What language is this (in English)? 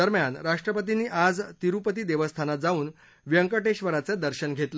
Marathi